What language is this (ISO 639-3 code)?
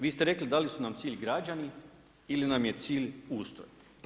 hrv